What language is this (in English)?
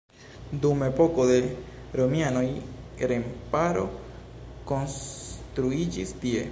Esperanto